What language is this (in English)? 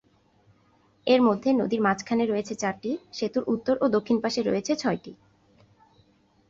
Bangla